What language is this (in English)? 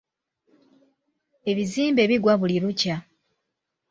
Ganda